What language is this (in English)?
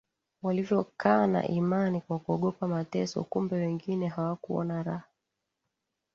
Swahili